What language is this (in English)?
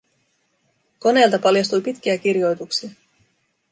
Finnish